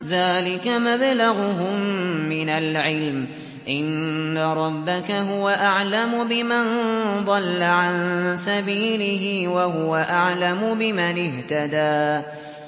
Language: Arabic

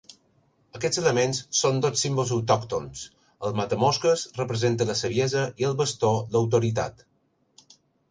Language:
Catalan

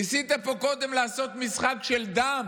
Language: Hebrew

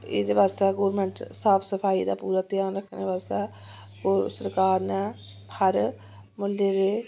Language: Dogri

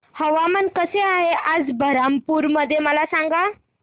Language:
Marathi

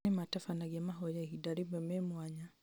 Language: Kikuyu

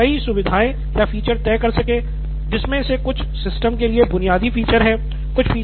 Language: Hindi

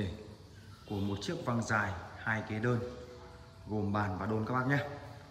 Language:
Vietnamese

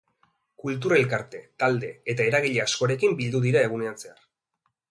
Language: Basque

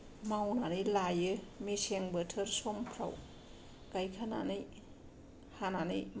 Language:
Bodo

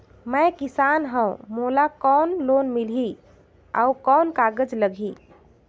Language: Chhattisgarhi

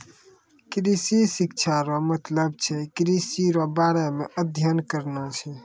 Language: Maithili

